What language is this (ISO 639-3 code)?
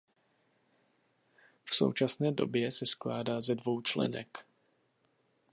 ces